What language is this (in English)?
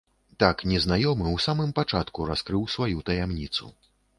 Belarusian